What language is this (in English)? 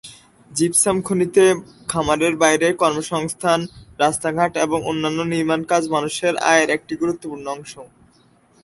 Bangla